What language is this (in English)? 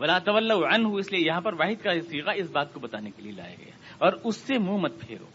Urdu